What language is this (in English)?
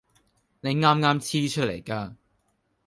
Cantonese